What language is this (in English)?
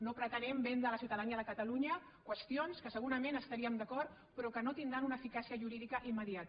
Catalan